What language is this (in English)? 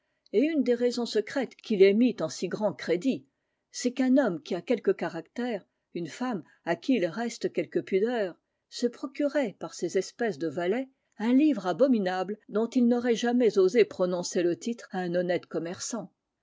French